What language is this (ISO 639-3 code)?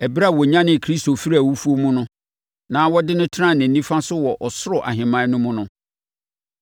aka